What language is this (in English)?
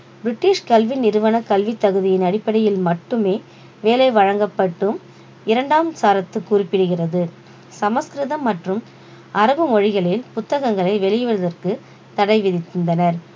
Tamil